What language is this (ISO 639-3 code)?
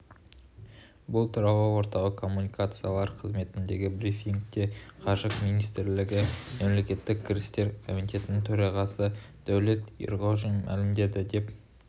kaz